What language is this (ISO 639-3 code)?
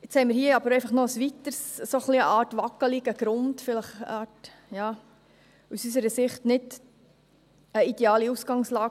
gsw